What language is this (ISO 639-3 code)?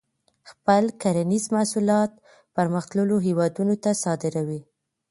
pus